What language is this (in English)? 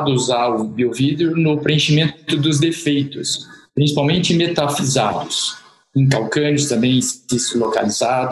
Portuguese